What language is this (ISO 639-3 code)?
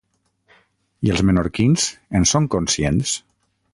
cat